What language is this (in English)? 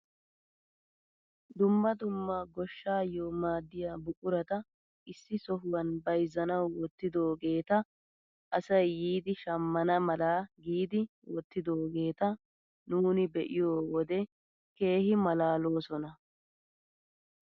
Wolaytta